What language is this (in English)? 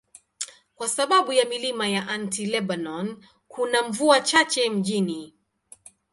Swahili